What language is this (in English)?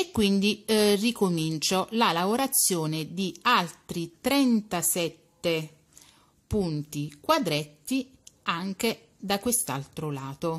Italian